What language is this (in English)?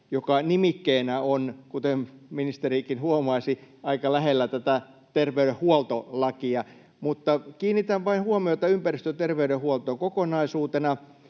Finnish